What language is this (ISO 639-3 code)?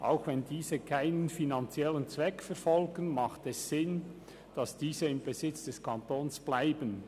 gsw